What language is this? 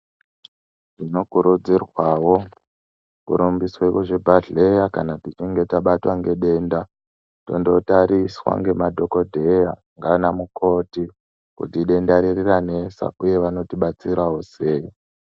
Ndau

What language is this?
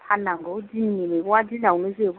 Bodo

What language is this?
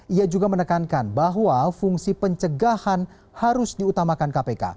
Indonesian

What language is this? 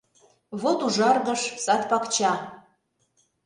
Mari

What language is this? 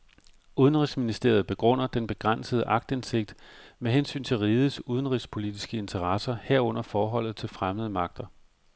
Danish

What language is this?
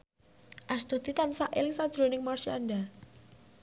Javanese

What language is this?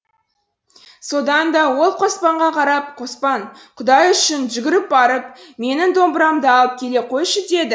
Kazakh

